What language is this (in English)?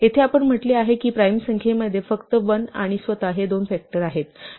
Marathi